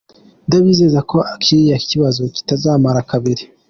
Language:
Kinyarwanda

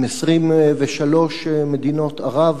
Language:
Hebrew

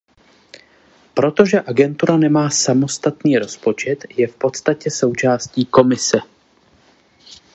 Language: Czech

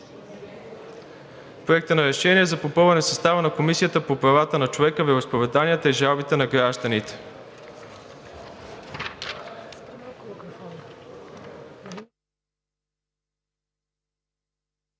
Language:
Bulgarian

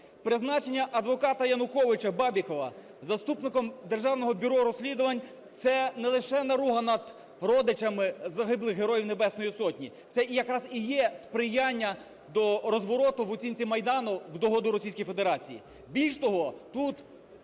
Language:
Ukrainian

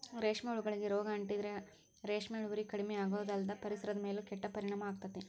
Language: Kannada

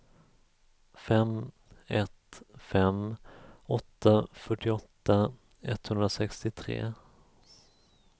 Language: Swedish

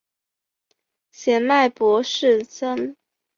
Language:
Chinese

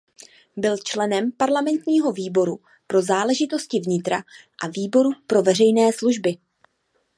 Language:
Czech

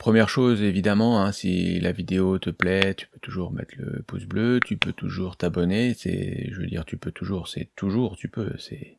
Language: French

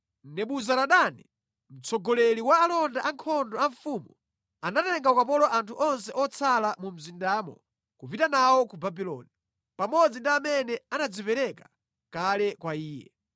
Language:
Nyanja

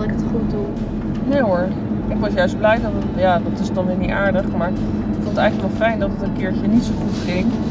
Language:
Dutch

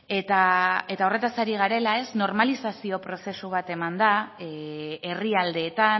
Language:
Basque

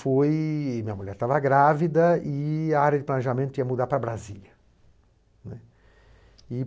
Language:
Portuguese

